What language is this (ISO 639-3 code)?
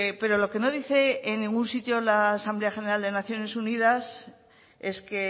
spa